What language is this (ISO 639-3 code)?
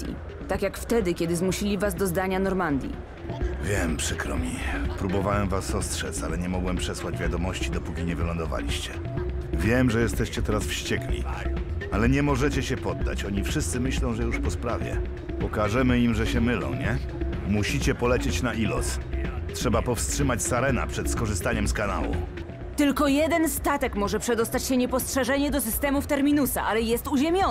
pol